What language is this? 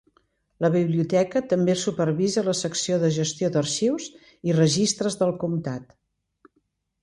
Catalan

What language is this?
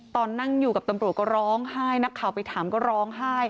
Thai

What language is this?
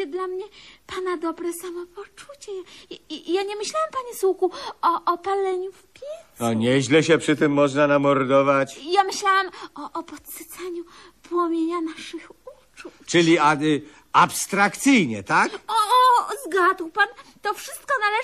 Polish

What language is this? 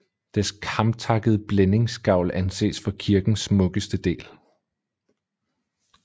Danish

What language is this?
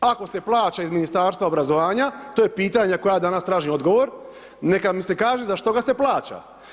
Croatian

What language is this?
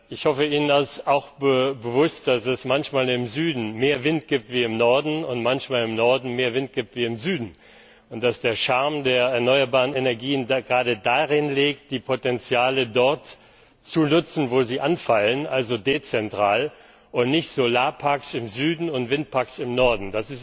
German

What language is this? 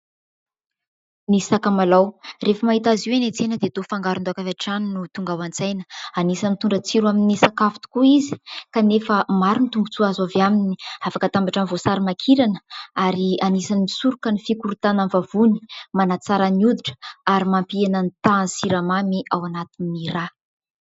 Malagasy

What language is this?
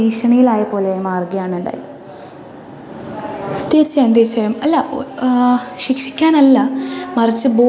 Malayalam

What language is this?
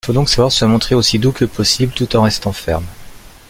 French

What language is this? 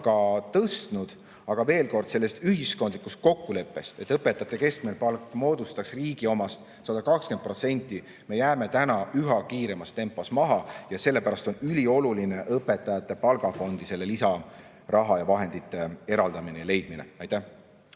Estonian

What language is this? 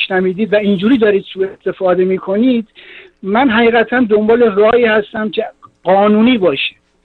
Persian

